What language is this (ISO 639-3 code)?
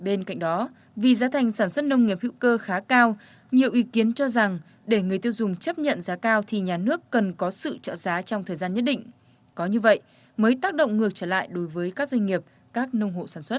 vie